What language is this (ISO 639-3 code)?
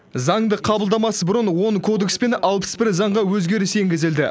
kaz